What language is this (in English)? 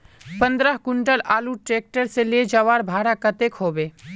Magahi